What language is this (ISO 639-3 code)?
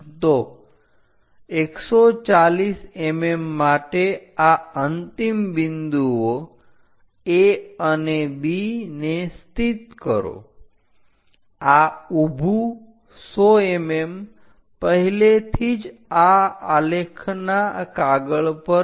guj